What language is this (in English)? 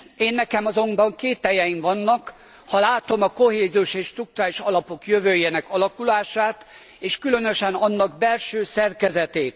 Hungarian